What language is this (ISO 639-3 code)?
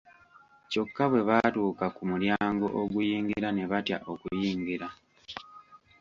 lug